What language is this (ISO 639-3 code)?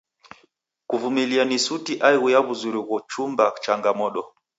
dav